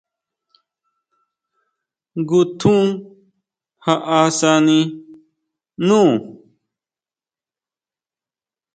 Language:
Huautla Mazatec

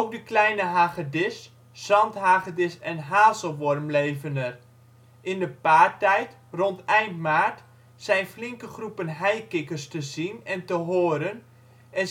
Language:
Dutch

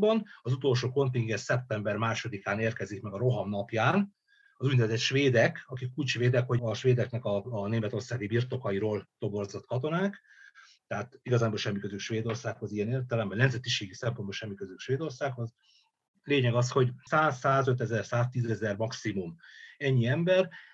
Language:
Hungarian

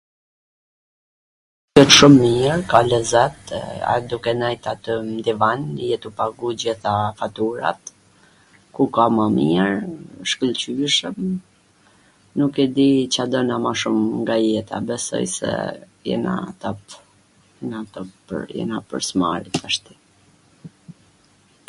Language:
Gheg Albanian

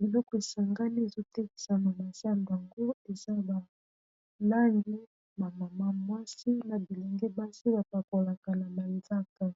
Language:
Lingala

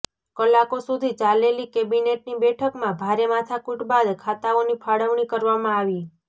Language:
Gujarati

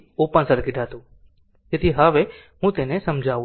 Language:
Gujarati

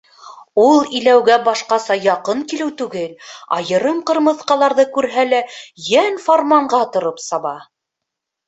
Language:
Bashkir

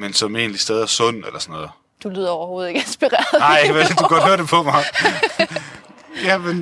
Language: Danish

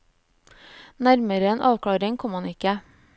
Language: Norwegian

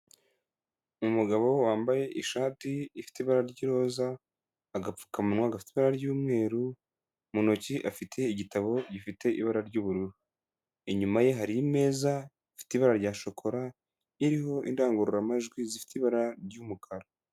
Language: Kinyarwanda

